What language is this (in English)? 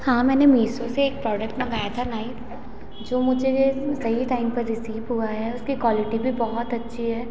Hindi